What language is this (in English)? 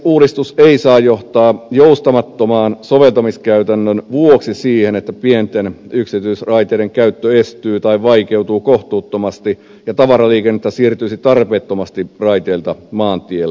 Finnish